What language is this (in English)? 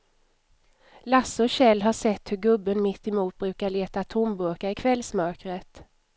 Swedish